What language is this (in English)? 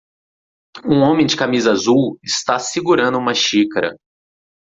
Portuguese